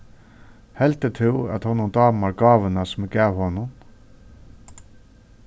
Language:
Faroese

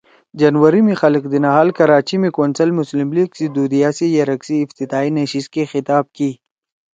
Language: Torwali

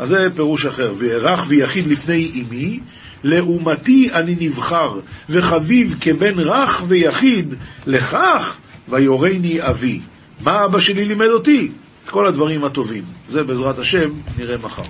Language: Hebrew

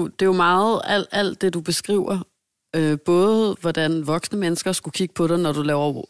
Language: Danish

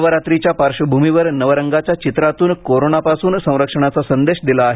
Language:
Marathi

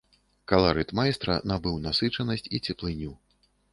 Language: Belarusian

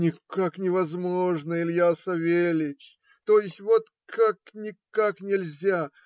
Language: Russian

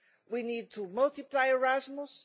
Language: English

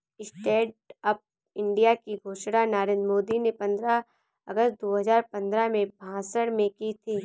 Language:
Hindi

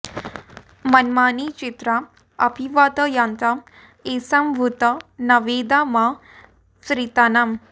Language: Sanskrit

